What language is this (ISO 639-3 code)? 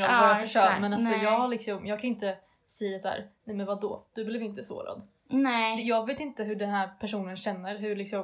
swe